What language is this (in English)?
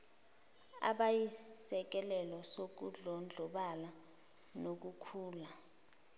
Zulu